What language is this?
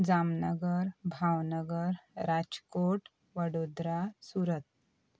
Konkani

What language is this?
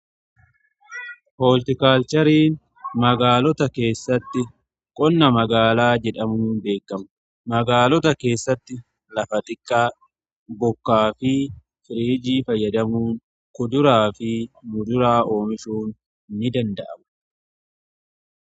Oromo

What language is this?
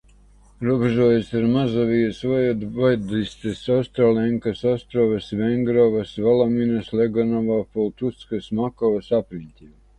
Latvian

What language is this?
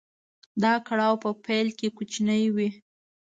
Pashto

